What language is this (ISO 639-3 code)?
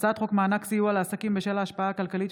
heb